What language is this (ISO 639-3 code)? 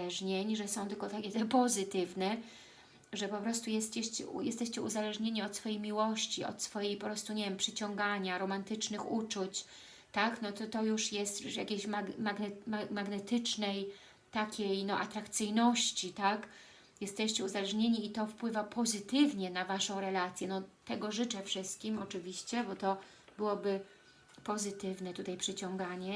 pol